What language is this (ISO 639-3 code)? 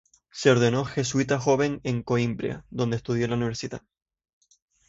spa